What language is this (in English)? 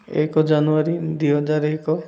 Odia